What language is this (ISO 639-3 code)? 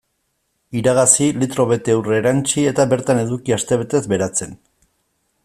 eus